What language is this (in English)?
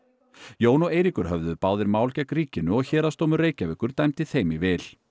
Icelandic